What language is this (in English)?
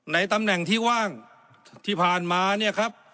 Thai